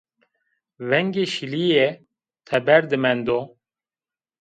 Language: Zaza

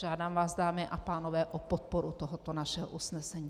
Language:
Czech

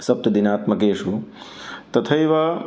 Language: Sanskrit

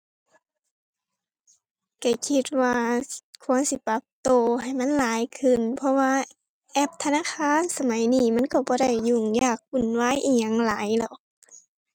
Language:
Thai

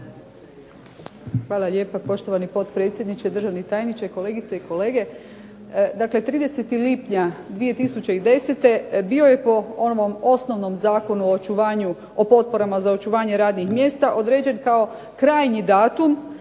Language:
Croatian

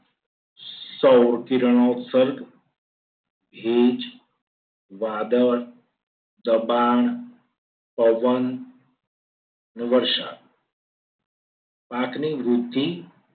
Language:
Gujarati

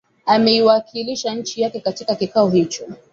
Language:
Swahili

